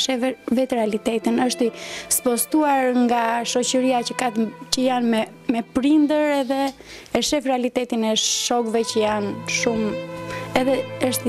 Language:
Lithuanian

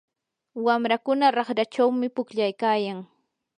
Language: Yanahuanca Pasco Quechua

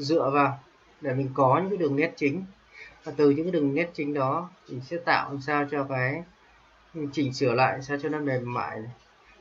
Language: Vietnamese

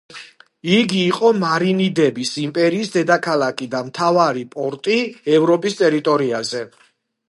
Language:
Georgian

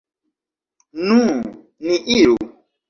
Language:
Esperanto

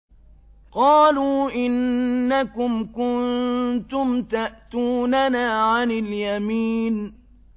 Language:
Arabic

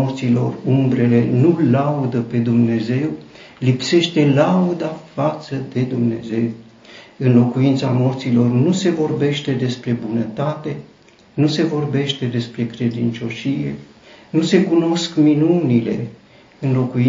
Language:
Romanian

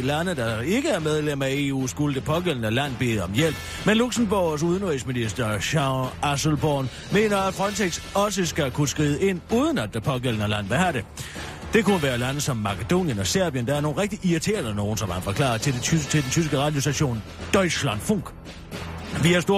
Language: Danish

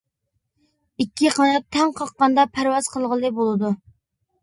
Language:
Uyghur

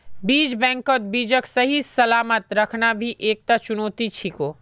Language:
Magahi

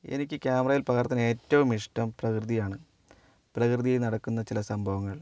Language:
Malayalam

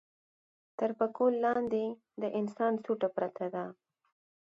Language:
Pashto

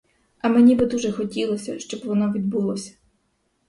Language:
Ukrainian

